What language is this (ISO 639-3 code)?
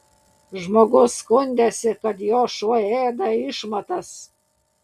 lit